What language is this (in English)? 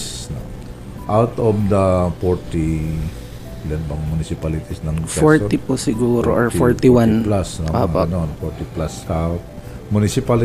Filipino